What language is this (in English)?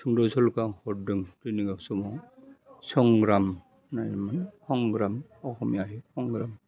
Bodo